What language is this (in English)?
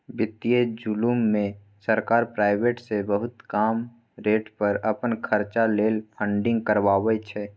Maithili